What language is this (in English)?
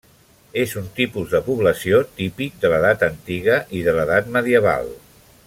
Catalan